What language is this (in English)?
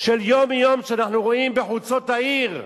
Hebrew